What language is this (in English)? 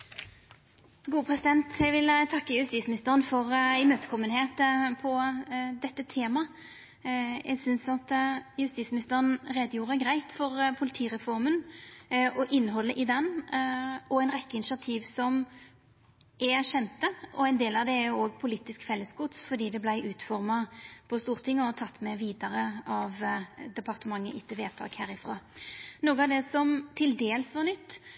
Norwegian Nynorsk